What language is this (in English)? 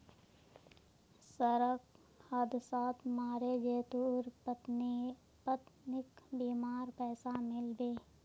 Magahi